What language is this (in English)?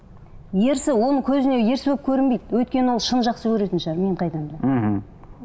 Kazakh